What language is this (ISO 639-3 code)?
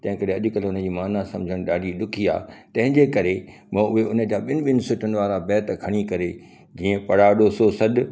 snd